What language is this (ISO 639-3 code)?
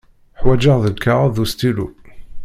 kab